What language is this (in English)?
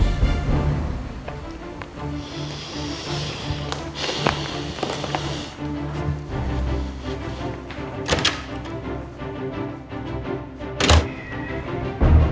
Indonesian